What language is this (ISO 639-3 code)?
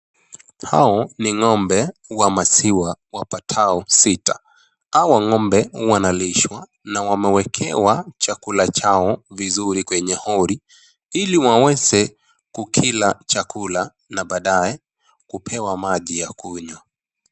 swa